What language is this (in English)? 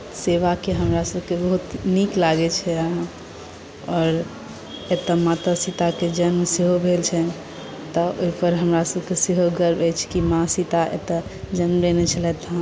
Maithili